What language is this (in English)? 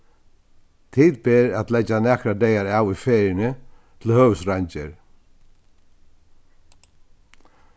Faroese